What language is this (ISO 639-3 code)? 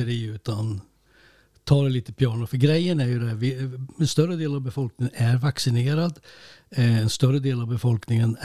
swe